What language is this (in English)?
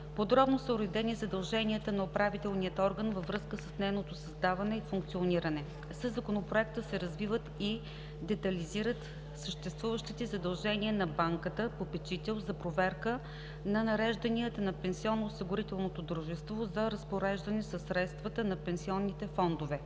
Bulgarian